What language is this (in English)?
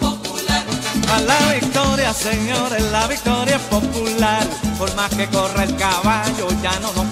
Thai